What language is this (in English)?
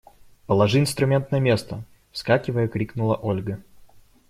Russian